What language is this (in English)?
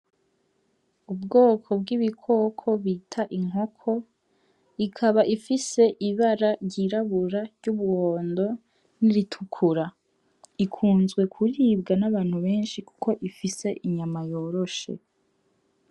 Rundi